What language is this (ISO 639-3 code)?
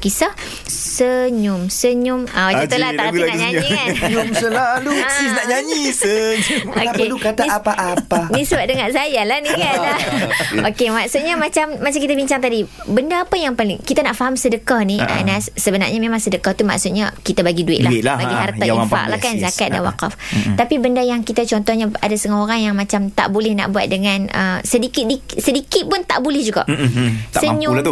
msa